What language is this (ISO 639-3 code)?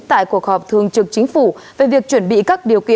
vie